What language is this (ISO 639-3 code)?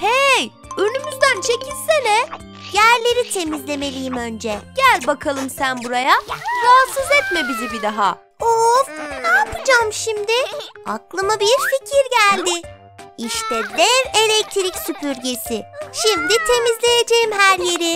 tur